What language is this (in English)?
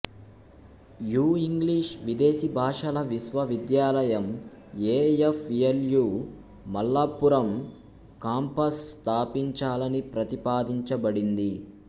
Telugu